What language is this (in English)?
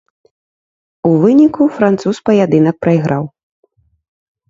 Belarusian